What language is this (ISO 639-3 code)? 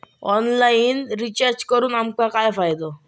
mar